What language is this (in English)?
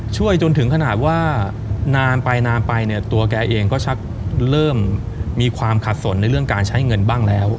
Thai